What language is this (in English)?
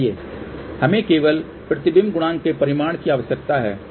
Hindi